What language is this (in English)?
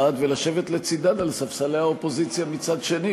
Hebrew